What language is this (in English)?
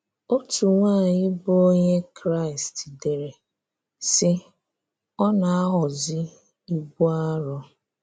Igbo